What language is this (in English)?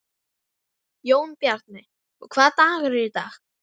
Icelandic